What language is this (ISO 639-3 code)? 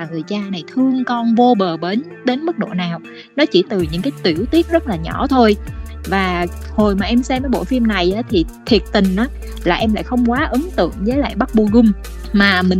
vie